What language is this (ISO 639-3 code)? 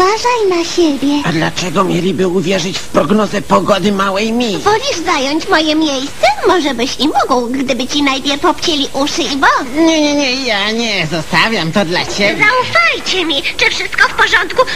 pol